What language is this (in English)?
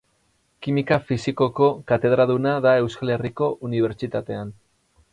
Basque